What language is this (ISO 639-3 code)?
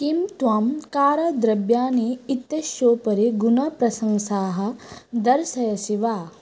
san